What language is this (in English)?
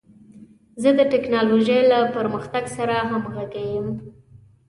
Pashto